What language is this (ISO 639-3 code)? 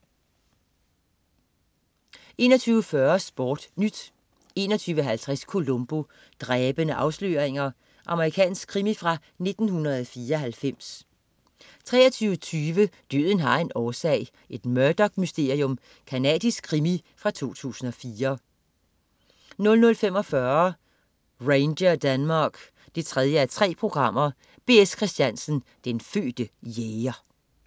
dan